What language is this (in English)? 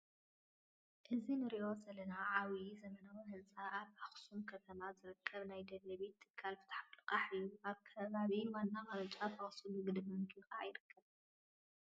Tigrinya